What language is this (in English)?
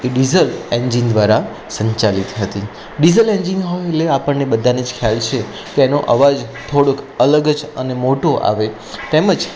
Gujarati